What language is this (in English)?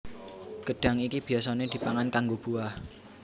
Javanese